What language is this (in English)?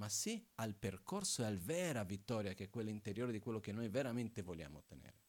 Italian